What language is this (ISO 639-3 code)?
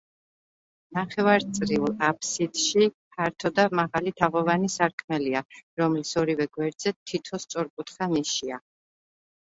kat